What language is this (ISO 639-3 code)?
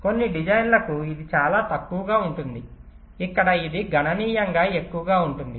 tel